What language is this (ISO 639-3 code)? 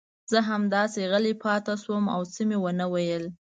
pus